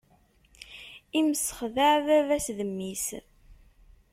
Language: Kabyle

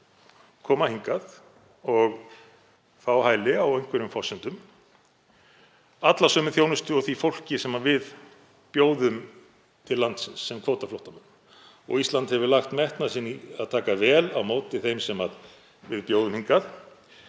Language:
Icelandic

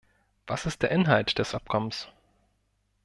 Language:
German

